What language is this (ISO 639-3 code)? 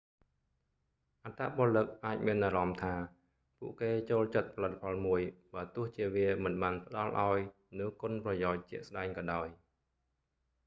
khm